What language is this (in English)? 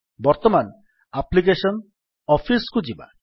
Odia